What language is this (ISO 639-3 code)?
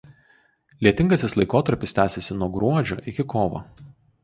lit